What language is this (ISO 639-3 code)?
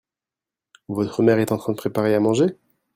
fra